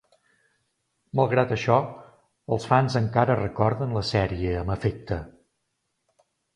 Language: Catalan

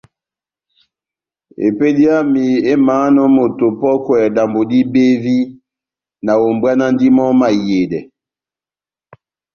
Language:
Batanga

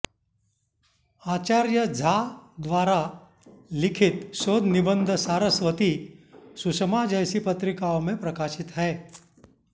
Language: Sanskrit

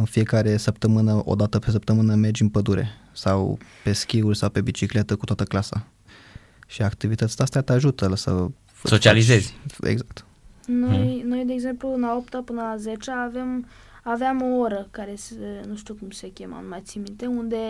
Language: Romanian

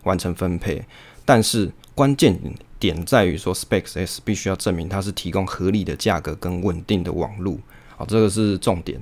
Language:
Chinese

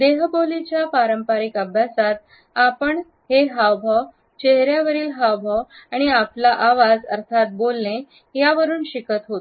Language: Marathi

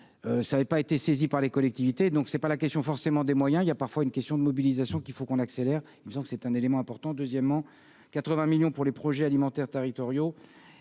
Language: French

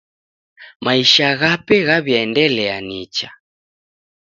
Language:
Taita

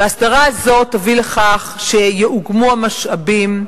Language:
Hebrew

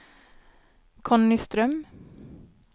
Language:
Swedish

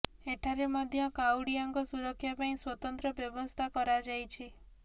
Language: Odia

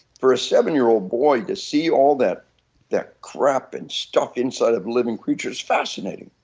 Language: English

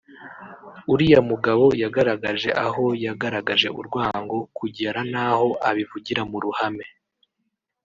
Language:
Kinyarwanda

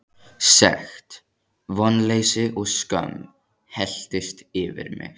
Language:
Icelandic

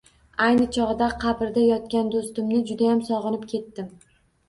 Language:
Uzbek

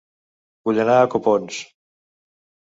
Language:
Catalan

